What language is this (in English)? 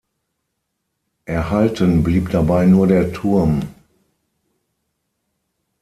German